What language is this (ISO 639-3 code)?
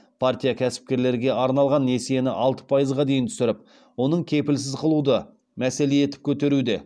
kaz